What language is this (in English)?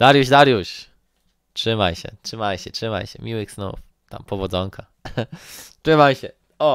Polish